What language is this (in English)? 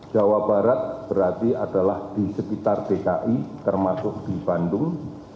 Indonesian